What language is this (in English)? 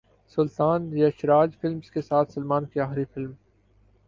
Urdu